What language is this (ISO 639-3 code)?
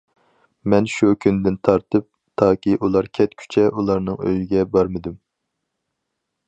uig